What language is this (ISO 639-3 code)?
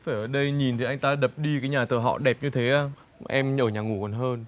vie